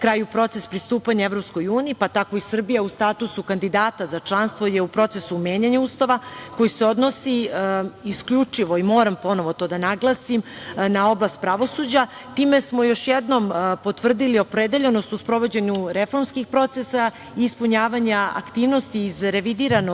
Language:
Serbian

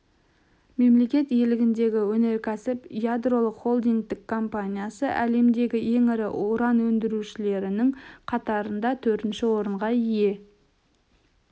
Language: Kazakh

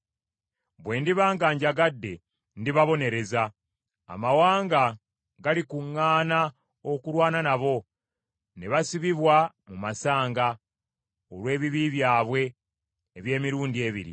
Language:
Ganda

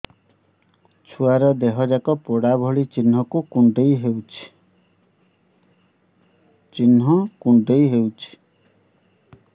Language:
Odia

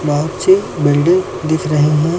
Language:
Hindi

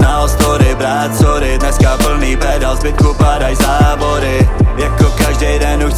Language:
Czech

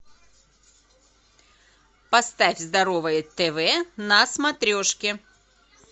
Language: Russian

